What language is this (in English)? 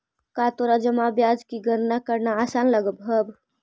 Magahi